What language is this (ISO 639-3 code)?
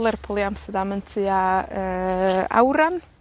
cym